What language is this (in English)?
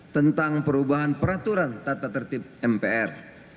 Indonesian